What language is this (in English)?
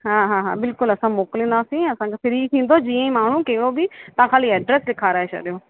Sindhi